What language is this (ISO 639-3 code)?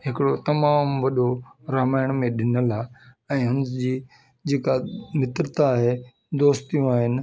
snd